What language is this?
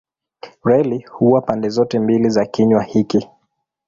Swahili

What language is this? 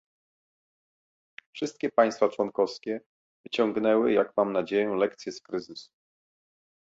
Polish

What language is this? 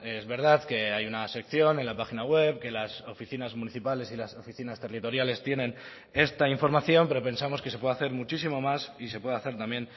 Spanish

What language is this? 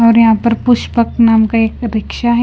Hindi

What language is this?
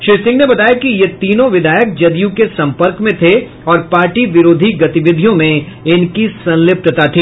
Hindi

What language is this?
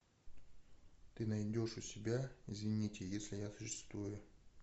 Russian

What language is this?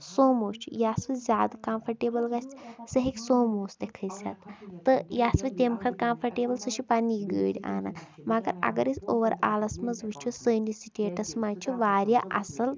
Kashmiri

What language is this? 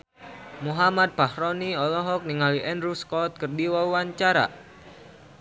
Sundanese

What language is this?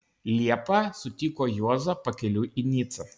Lithuanian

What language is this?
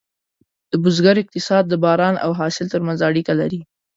Pashto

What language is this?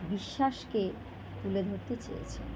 Bangla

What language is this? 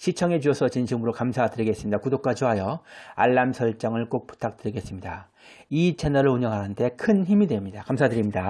Korean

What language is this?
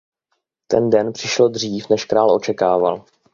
Czech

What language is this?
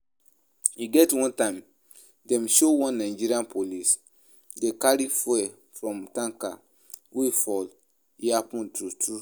Nigerian Pidgin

